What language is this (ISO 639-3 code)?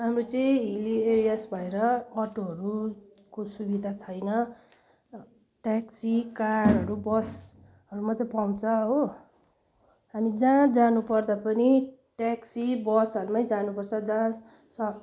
nep